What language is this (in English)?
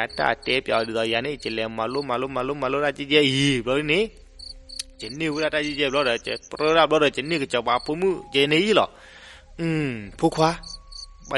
Thai